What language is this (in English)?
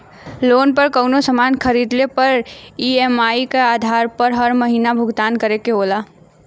Bhojpuri